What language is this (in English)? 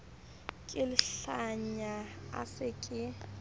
Southern Sotho